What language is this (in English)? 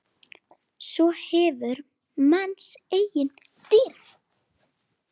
Icelandic